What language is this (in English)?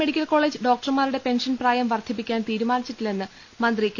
Malayalam